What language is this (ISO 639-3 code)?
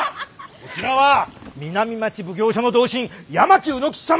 jpn